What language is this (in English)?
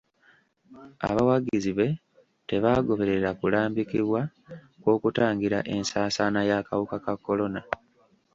Ganda